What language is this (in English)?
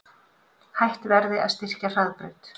Icelandic